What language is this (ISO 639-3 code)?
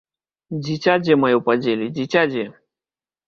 bel